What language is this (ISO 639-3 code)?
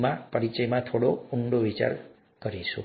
guj